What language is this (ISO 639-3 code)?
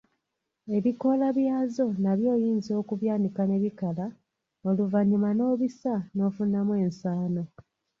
lug